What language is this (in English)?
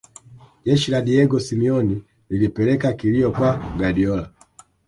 Swahili